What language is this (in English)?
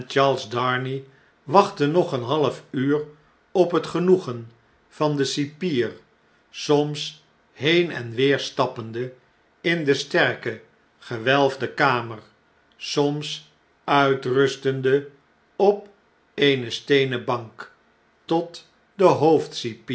Dutch